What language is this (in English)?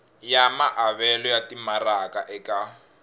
Tsonga